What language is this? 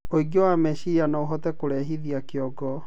Kikuyu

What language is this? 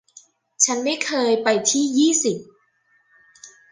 Thai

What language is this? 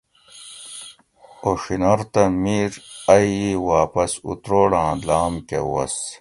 Gawri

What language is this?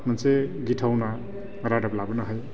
Bodo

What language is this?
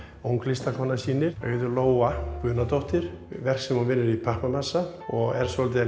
Icelandic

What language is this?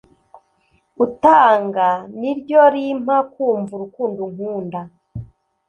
Kinyarwanda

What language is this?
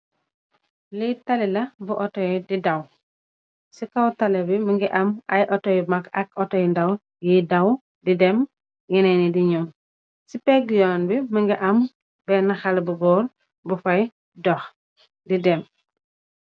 Wolof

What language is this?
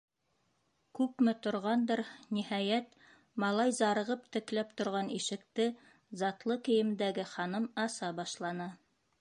Bashkir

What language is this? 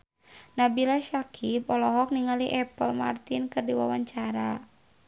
Sundanese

